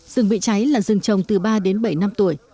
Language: Vietnamese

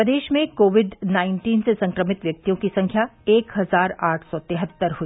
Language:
Hindi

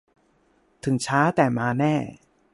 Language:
Thai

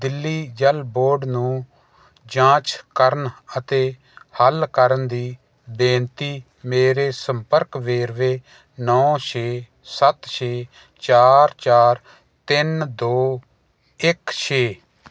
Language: Punjabi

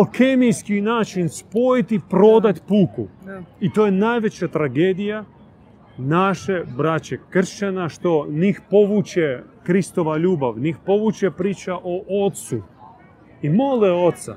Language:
Croatian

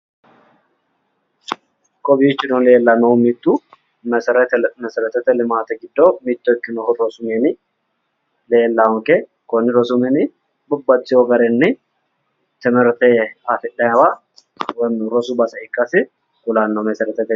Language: Sidamo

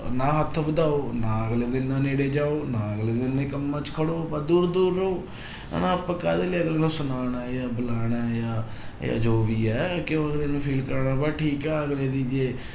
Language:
Punjabi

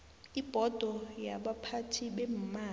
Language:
South Ndebele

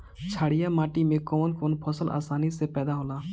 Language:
Bhojpuri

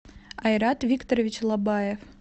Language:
Russian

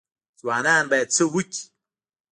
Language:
Pashto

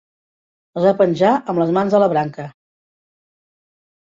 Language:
Catalan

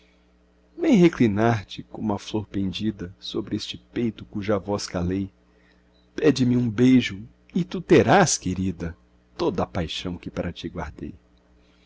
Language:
Portuguese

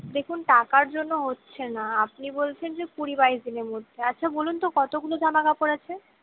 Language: Bangla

